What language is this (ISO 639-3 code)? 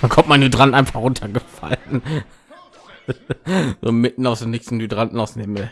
deu